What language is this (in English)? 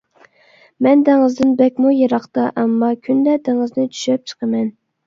Uyghur